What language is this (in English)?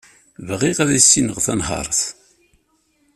Kabyle